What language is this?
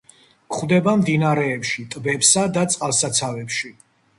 Georgian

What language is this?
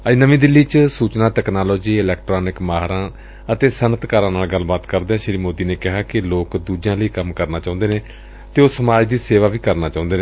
Punjabi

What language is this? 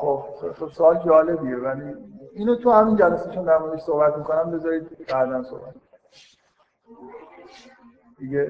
Persian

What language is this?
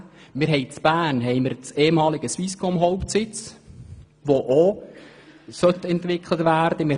Swiss German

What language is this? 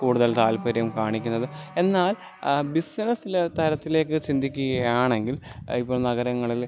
Malayalam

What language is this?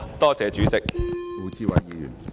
Cantonese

